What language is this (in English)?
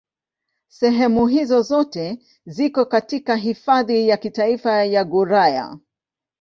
Swahili